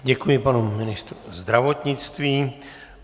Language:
Czech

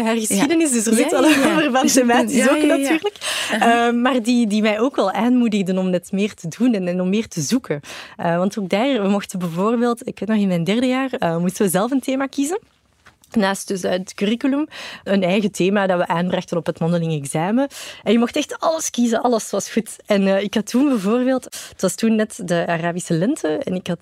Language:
Dutch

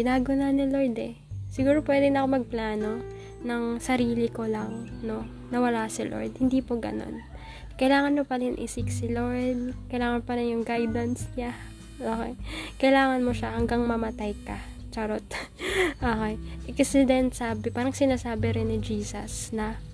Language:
Filipino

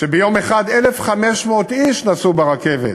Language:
Hebrew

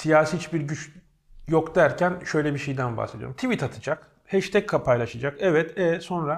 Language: Turkish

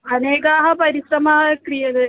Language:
Sanskrit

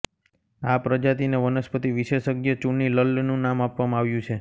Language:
Gujarati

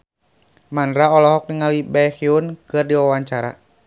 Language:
Sundanese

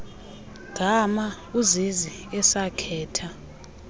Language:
Xhosa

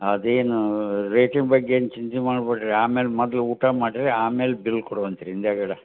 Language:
Kannada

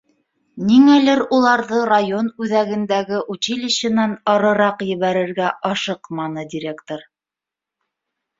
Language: Bashkir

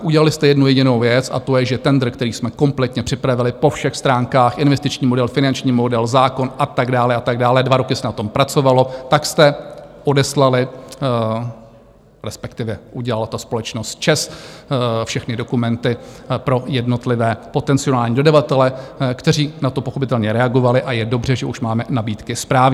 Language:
Czech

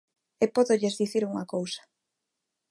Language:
Galician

